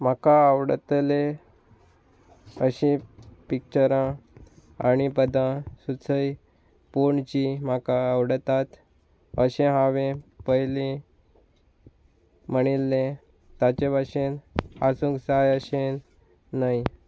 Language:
Konkani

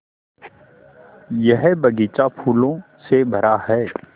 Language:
Hindi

